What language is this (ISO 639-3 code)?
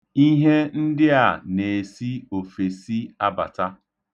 ibo